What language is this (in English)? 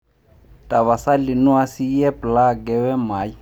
Masai